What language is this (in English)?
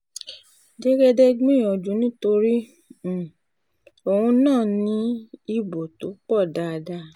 Yoruba